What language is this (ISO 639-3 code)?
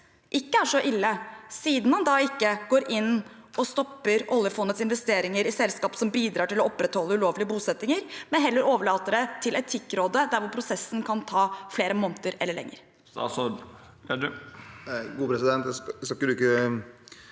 nor